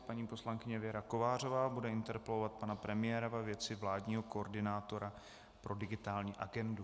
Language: Czech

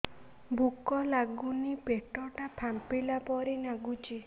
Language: Odia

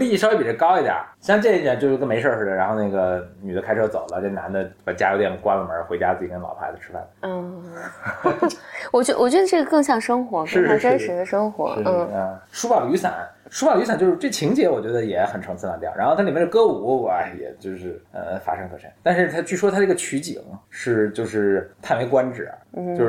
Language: Chinese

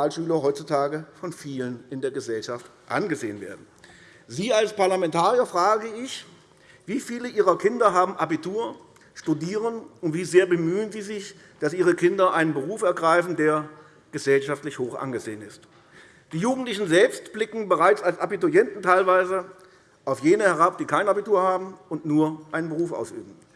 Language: German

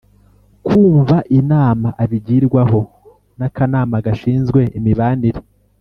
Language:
Kinyarwanda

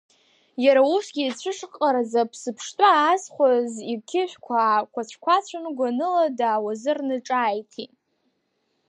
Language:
Abkhazian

